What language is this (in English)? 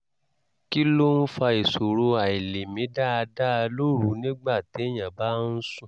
Yoruba